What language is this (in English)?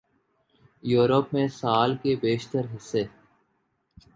Urdu